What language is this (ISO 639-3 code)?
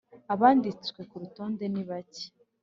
kin